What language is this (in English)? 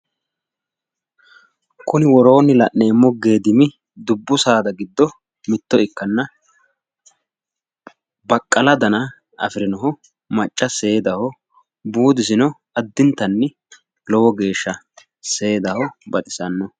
Sidamo